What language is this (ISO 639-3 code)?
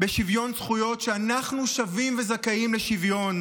heb